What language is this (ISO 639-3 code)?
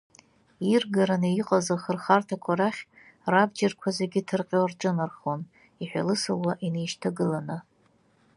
abk